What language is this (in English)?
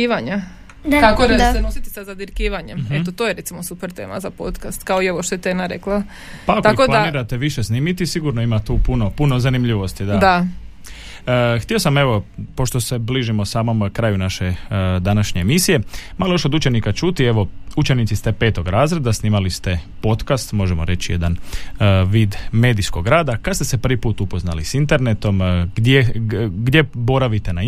Croatian